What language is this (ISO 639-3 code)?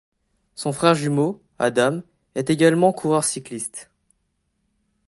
fra